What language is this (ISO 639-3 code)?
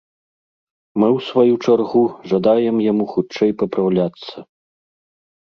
bel